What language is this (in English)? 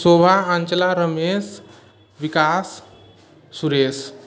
Maithili